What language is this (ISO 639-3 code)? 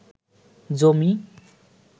ben